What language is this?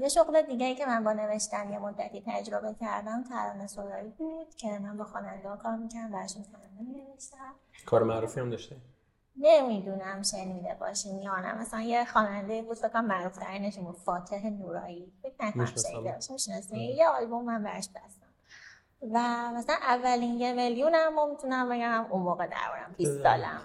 Persian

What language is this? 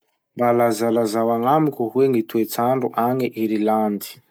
Masikoro Malagasy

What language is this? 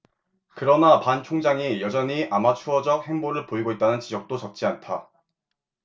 Korean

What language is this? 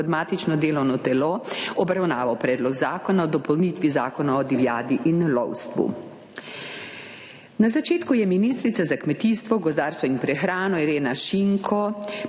Slovenian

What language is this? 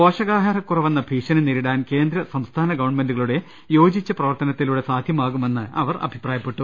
Malayalam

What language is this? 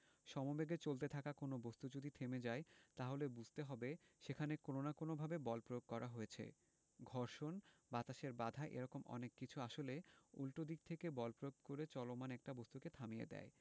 Bangla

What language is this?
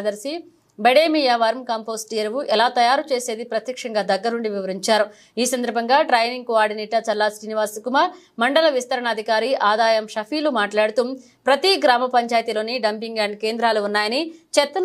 Telugu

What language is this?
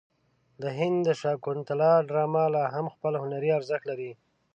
Pashto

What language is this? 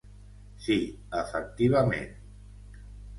Catalan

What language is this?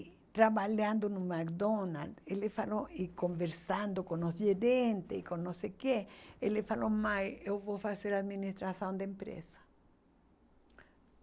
Portuguese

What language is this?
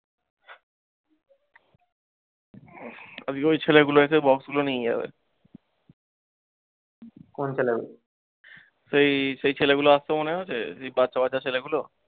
Bangla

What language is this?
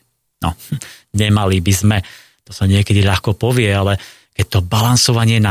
Slovak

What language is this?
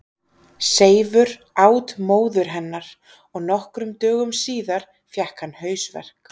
Icelandic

